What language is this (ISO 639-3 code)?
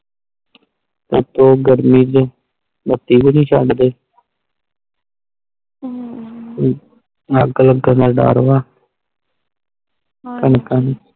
pan